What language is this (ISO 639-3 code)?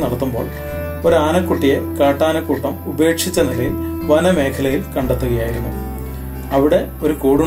mal